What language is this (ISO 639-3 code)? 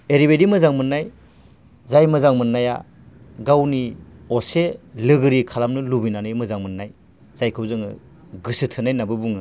brx